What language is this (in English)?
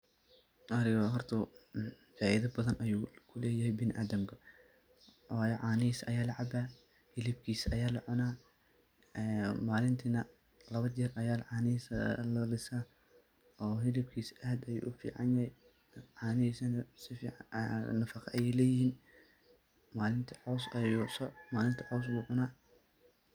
Somali